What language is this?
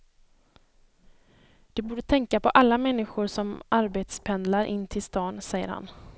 Swedish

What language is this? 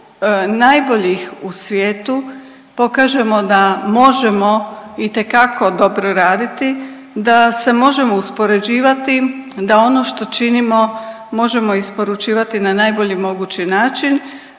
Croatian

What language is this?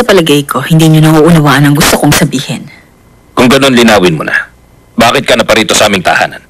Filipino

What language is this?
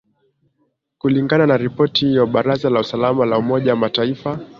Swahili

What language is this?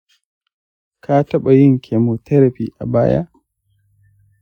Hausa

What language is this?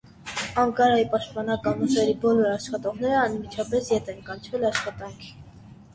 Armenian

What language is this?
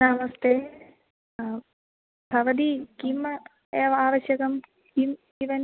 Sanskrit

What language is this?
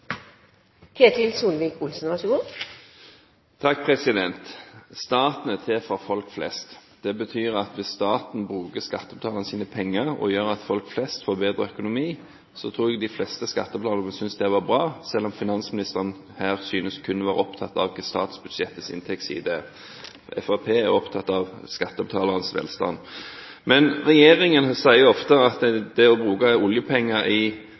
Norwegian Bokmål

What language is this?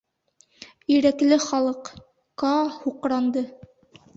Bashkir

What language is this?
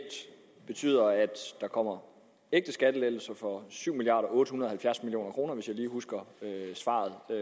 Danish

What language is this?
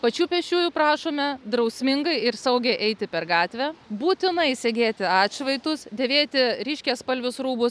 Lithuanian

